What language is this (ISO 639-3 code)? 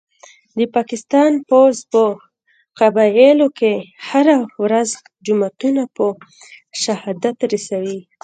pus